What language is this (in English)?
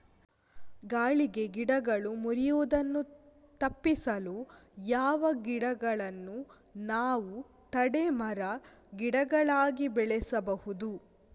Kannada